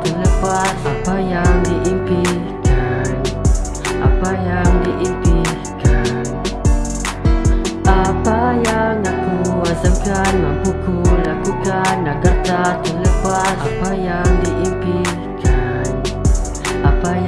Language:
Indonesian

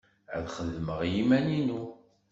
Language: Kabyle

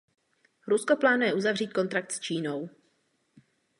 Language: Czech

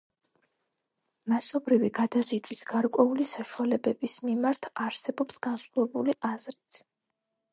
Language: Georgian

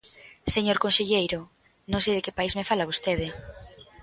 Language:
Galician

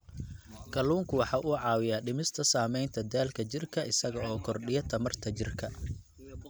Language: Somali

